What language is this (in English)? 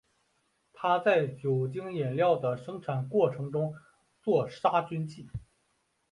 Chinese